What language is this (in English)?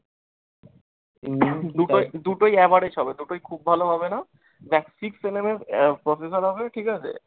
Bangla